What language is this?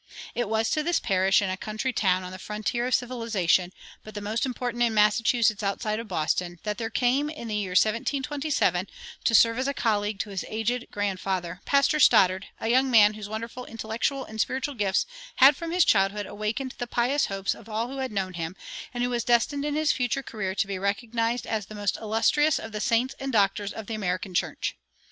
English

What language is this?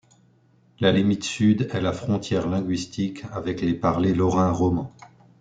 French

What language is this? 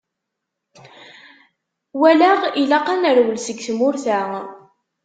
Kabyle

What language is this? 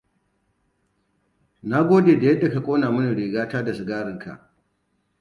Hausa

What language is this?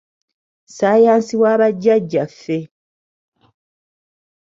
Ganda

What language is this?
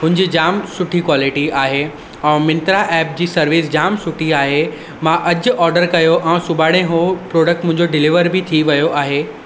Sindhi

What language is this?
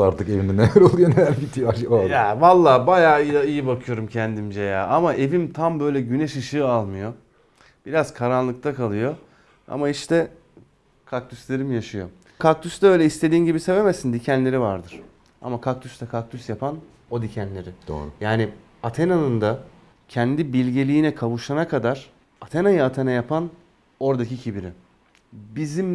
Turkish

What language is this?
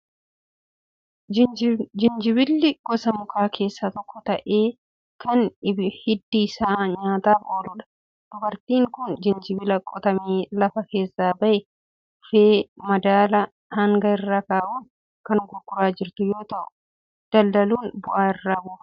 Oromo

